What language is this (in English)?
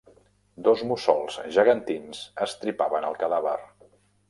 Catalan